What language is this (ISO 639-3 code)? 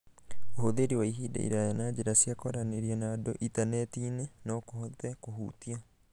kik